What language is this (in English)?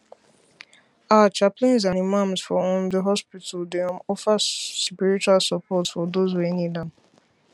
Nigerian Pidgin